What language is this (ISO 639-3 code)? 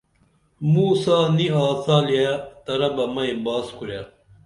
dml